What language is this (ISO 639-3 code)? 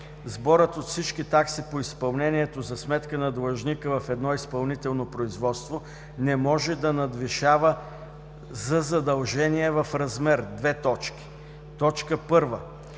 bul